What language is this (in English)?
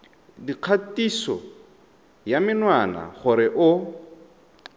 Tswana